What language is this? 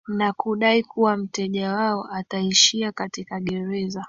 Swahili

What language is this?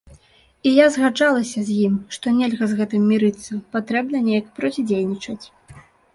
Belarusian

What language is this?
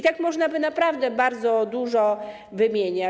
Polish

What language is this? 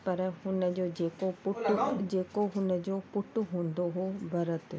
Sindhi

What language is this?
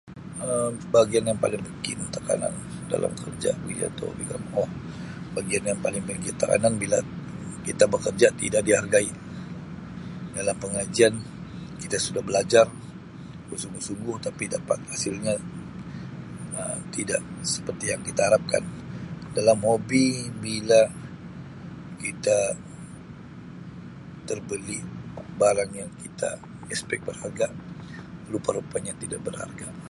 Sabah Malay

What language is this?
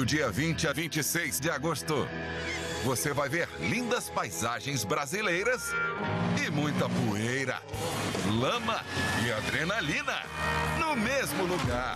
Portuguese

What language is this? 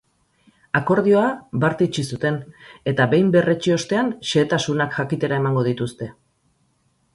Basque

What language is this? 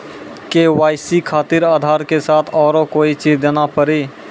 Maithili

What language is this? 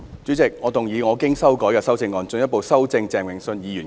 Cantonese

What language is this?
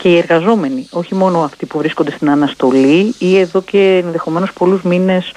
Greek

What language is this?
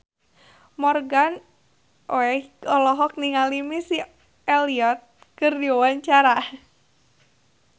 Sundanese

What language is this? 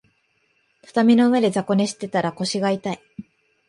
Japanese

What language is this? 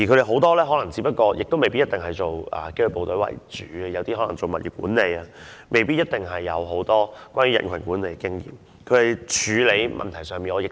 Cantonese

